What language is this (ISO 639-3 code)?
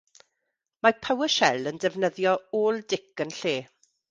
cym